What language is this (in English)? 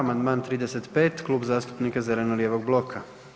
Croatian